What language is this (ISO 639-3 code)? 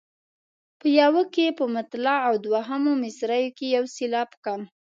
pus